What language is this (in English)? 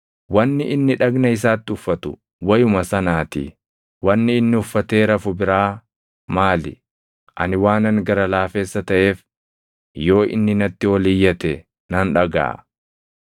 Oromo